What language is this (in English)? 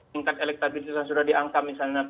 Indonesian